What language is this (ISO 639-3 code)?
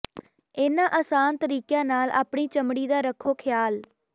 pan